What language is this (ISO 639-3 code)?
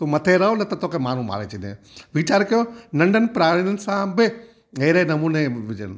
snd